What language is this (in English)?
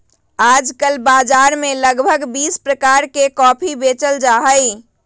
Magahi